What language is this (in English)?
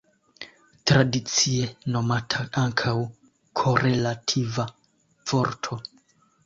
Esperanto